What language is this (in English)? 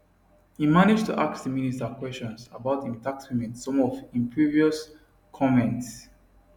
Nigerian Pidgin